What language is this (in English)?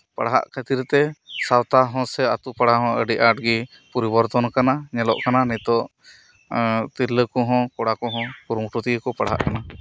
Santali